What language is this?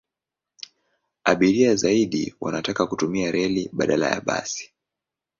Swahili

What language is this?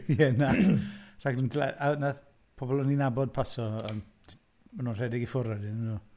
Welsh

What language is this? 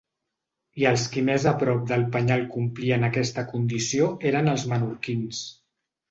Catalan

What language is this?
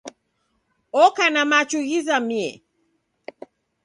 Taita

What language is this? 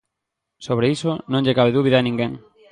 Galician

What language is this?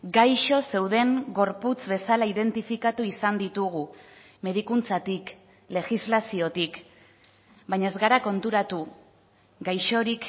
Basque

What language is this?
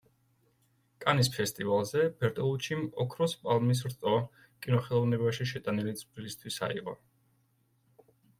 Georgian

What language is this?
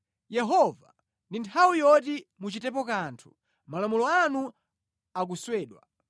Nyanja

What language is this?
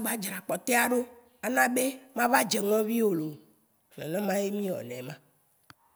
Waci Gbe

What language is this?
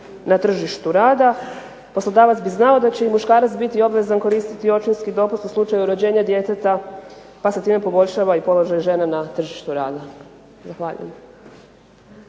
Croatian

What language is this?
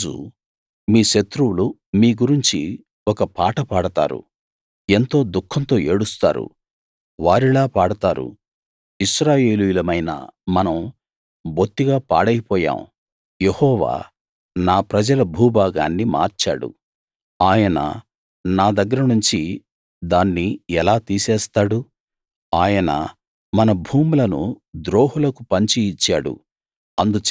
Telugu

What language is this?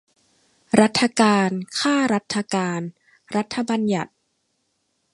Thai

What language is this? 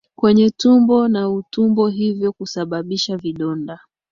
Swahili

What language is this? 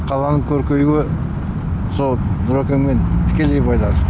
Kazakh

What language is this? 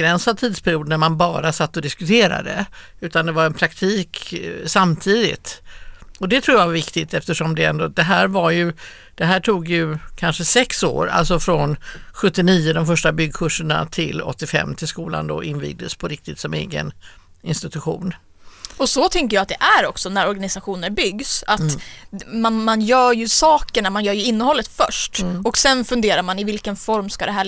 Swedish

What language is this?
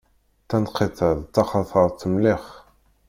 Kabyle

